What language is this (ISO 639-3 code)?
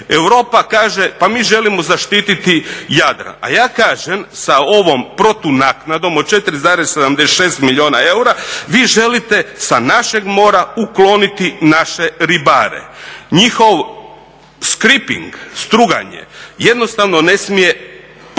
hrv